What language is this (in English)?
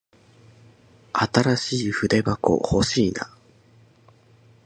Japanese